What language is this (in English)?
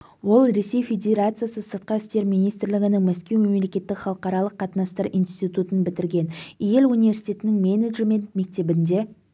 Kazakh